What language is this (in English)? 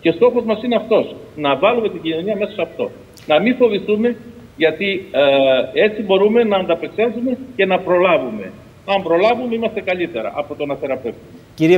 Greek